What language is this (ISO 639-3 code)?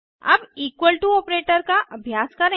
hin